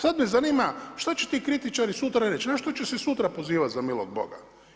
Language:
Croatian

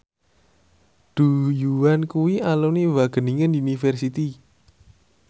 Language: Javanese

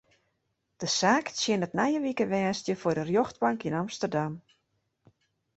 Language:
Western Frisian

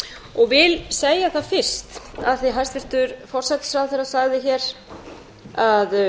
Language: Icelandic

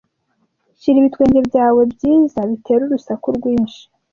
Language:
Kinyarwanda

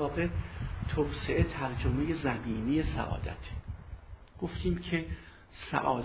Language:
Persian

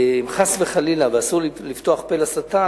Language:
Hebrew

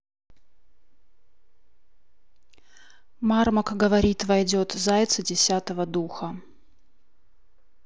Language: Russian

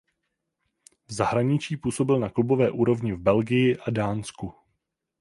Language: Czech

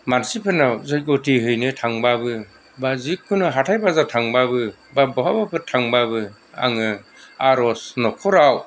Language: Bodo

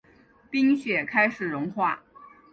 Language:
Chinese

